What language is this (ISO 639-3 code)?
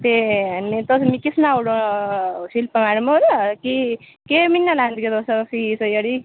doi